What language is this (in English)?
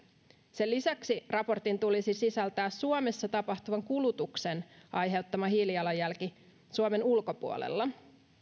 Finnish